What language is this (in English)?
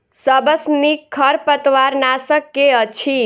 Maithili